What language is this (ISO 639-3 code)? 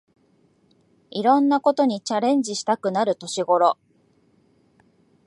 jpn